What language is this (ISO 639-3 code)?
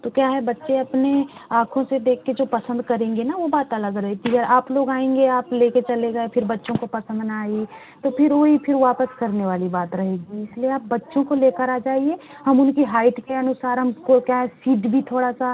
hin